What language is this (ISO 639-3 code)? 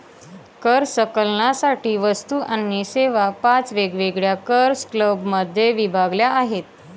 mar